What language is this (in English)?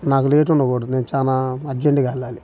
Telugu